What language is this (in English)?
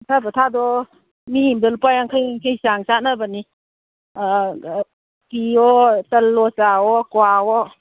Manipuri